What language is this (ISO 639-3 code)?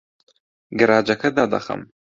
ckb